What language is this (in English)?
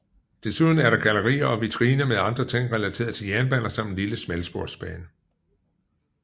Danish